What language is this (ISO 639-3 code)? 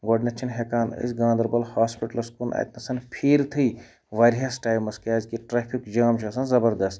kas